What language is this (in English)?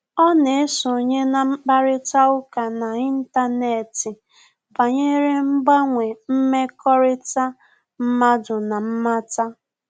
Igbo